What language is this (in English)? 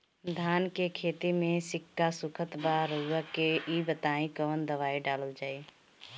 Bhojpuri